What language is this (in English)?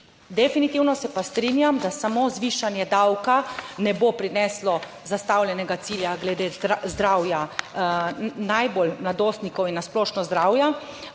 Slovenian